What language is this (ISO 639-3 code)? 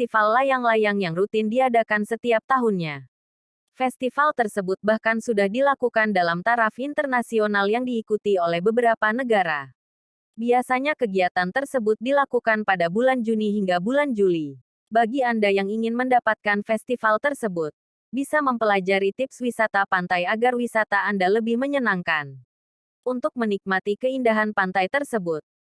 ind